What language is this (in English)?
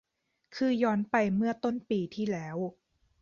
Thai